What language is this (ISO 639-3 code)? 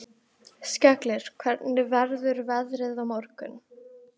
isl